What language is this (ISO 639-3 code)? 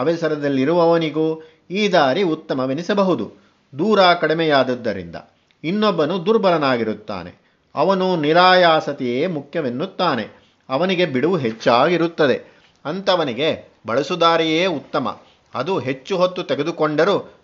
kan